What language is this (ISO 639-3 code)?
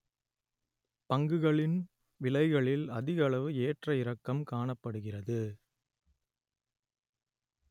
tam